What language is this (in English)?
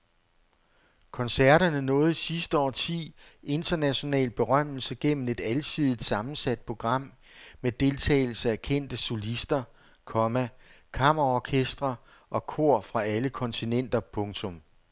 Danish